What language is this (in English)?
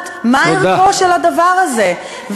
Hebrew